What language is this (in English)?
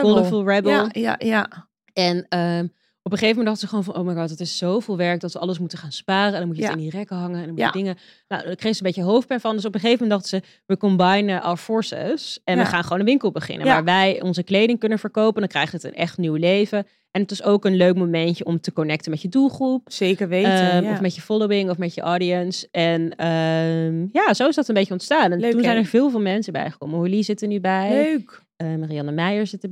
Dutch